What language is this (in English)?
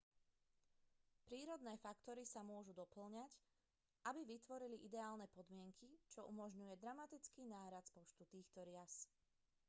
Slovak